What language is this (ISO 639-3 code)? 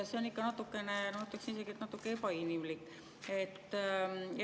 est